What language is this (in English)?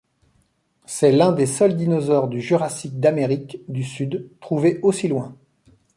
French